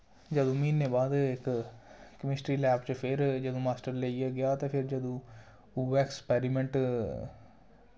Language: Dogri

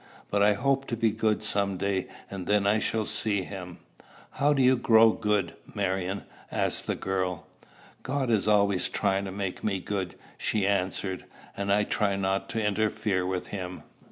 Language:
English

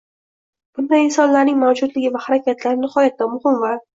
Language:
Uzbek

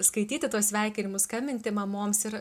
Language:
Lithuanian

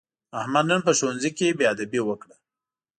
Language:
Pashto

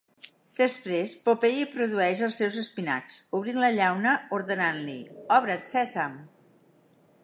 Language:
Catalan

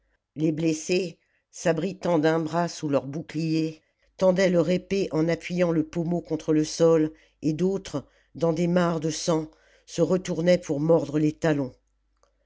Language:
French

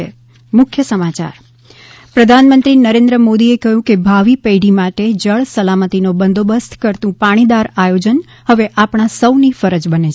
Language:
Gujarati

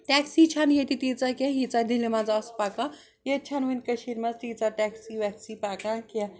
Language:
Kashmiri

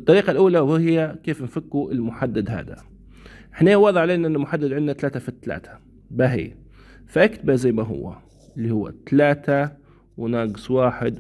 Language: Arabic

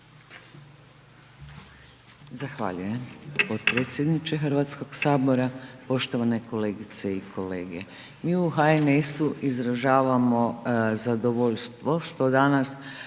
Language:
Croatian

